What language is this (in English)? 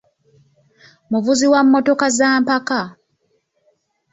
Ganda